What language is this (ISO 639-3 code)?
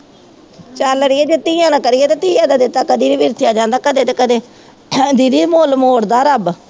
pan